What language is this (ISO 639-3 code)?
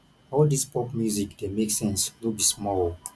pcm